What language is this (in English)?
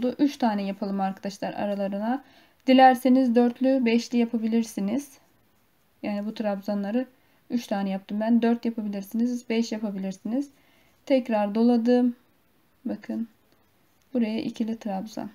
Turkish